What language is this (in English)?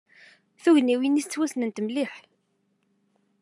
Kabyle